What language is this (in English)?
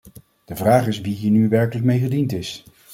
Dutch